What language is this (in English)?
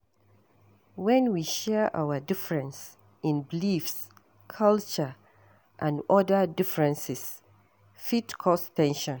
Nigerian Pidgin